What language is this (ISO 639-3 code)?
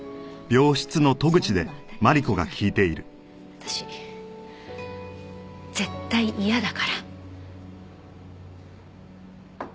jpn